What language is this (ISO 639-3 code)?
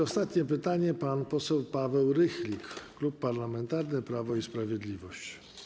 pol